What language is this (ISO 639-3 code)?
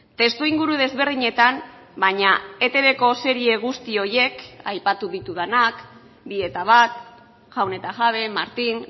eus